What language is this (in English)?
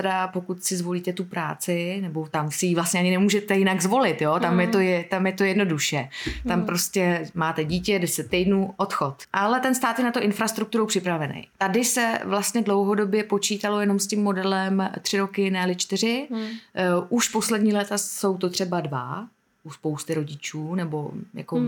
Czech